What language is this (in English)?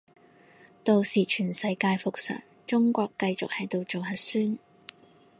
Cantonese